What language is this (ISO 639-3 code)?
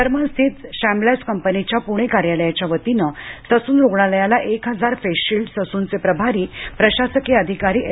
mar